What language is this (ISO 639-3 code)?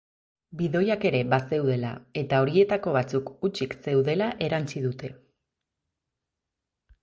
eus